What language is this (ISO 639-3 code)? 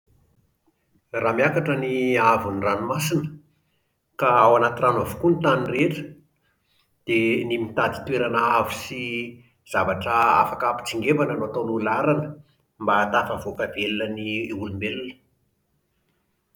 mlg